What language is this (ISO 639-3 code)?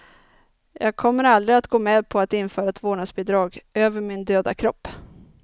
swe